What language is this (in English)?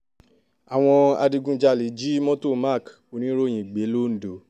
Yoruba